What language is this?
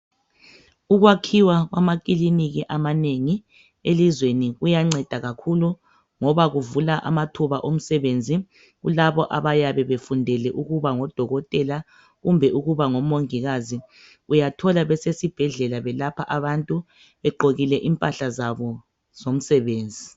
North Ndebele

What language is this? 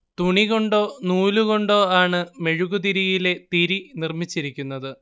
Malayalam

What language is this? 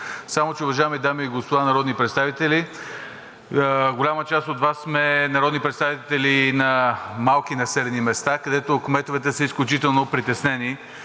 Bulgarian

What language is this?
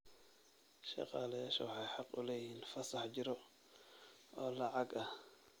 Somali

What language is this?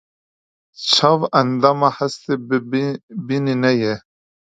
Kurdish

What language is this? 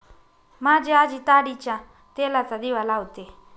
Marathi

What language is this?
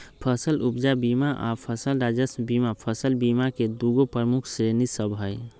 Magahi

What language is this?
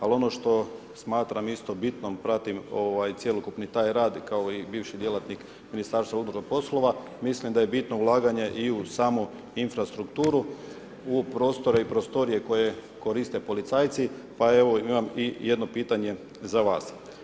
Croatian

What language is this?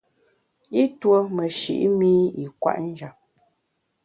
Bamun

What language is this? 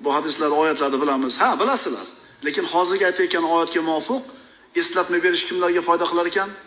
Turkish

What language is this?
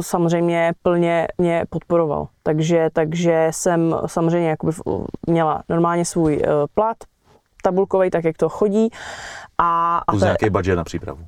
Czech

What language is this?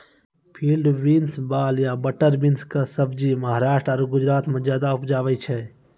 Maithili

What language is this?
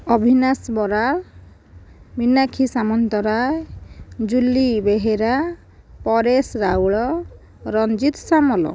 Odia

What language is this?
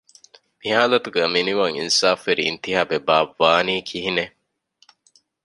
Divehi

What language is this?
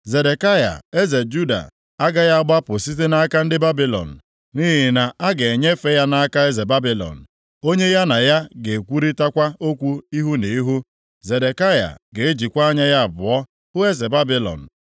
Igbo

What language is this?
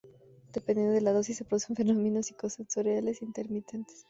Spanish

